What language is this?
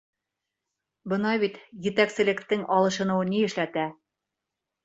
Bashkir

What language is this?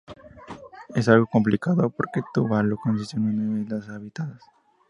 Spanish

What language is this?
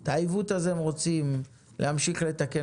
Hebrew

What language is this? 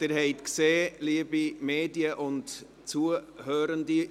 Swiss German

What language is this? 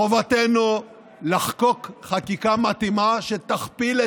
Hebrew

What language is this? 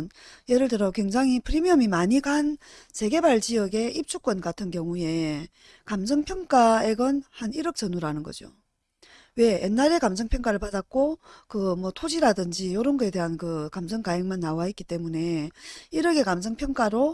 Korean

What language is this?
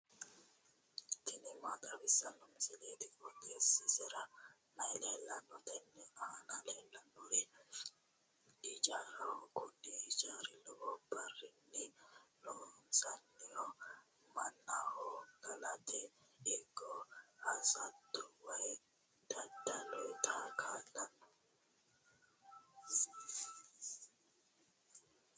Sidamo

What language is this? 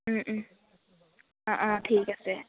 Assamese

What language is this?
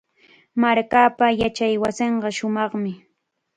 Chiquián Ancash Quechua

